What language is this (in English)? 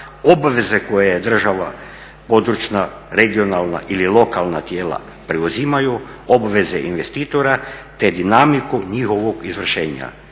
Croatian